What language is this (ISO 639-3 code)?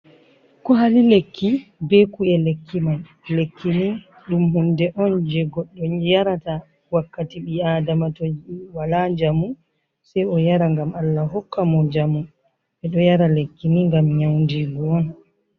ful